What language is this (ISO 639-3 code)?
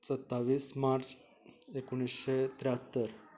kok